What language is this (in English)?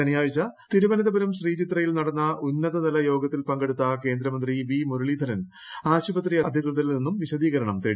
Malayalam